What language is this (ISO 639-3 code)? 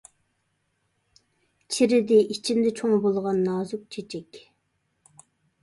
uig